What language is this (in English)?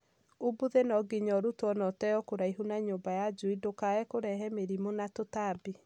Kikuyu